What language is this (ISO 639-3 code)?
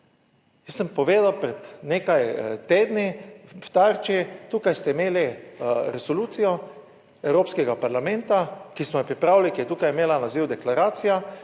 slv